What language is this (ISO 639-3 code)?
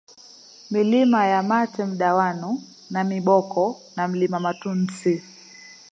swa